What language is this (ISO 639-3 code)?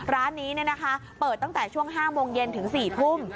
tha